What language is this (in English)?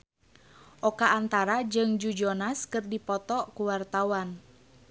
Sundanese